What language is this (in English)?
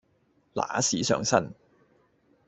Cantonese